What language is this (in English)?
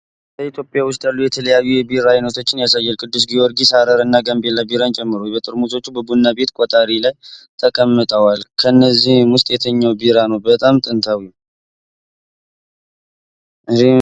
Amharic